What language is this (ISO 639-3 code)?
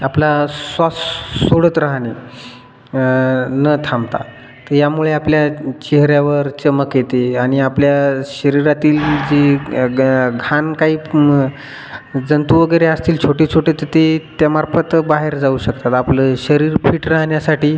mar